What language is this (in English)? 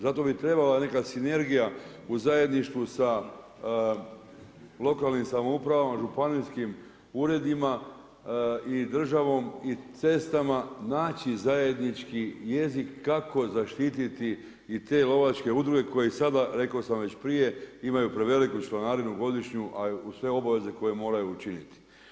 Croatian